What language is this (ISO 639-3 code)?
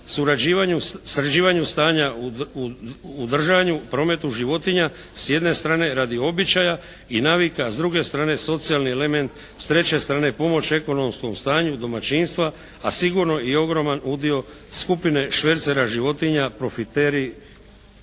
hrv